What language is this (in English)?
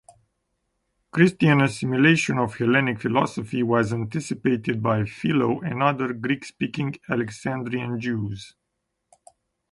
English